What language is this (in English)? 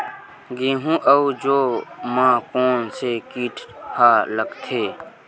Chhattisgarhi